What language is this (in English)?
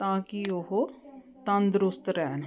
Punjabi